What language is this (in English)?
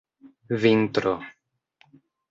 Esperanto